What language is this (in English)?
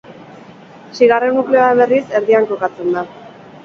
Basque